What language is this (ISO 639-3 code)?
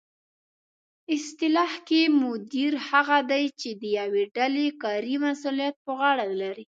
pus